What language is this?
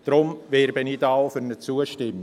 Swiss German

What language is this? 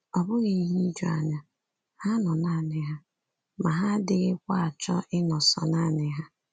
Igbo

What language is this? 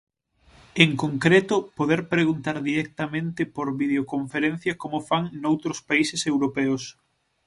Galician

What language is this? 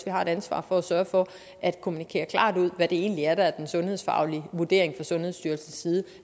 Danish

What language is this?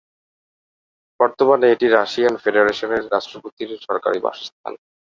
Bangla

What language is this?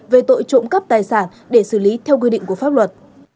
Vietnamese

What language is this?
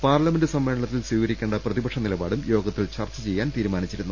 Malayalam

